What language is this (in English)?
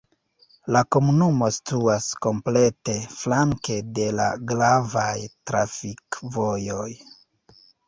Esperanto